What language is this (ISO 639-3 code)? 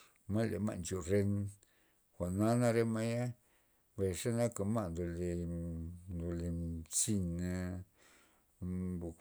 ztp